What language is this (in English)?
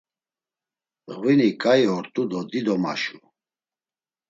Laz